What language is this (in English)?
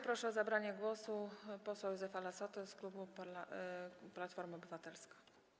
Polish